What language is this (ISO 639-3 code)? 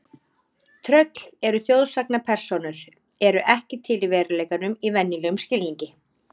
isl